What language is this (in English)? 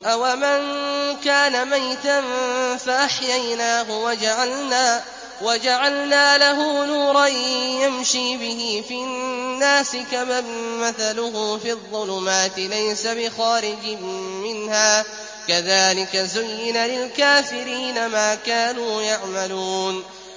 Arabic